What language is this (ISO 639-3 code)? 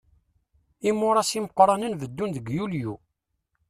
kab